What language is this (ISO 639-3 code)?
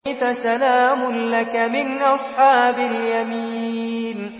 ara